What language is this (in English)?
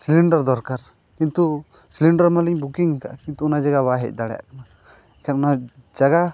Santali